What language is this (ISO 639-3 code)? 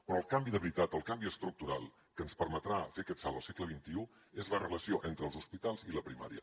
cat